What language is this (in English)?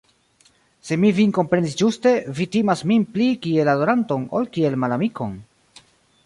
Esperanto